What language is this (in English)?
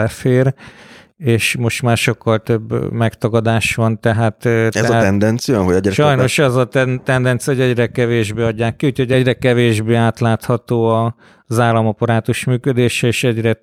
Hungarian